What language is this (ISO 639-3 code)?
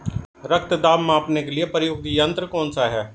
hin